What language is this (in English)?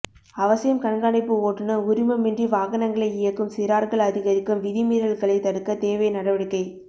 Tamil